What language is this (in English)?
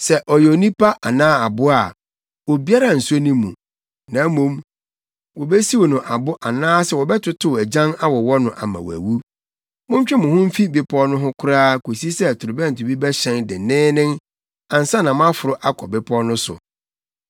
Akan